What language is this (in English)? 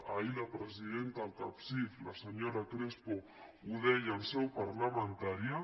Catalan